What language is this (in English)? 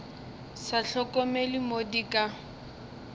Northern Sotho